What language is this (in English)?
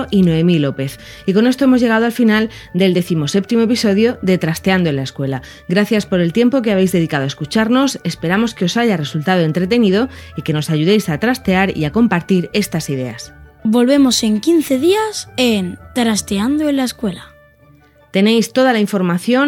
Spanish